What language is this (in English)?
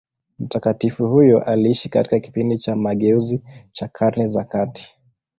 Swahili